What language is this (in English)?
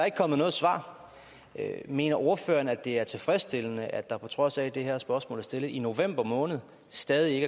Danish